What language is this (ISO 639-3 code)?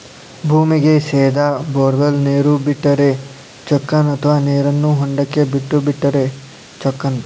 kan